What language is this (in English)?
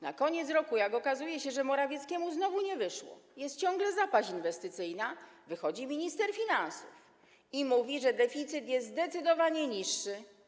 Polish